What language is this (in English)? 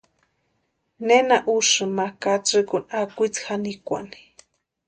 Western Highland Purepecha